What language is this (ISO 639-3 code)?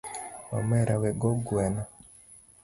luo